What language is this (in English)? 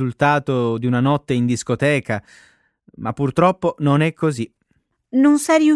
Italian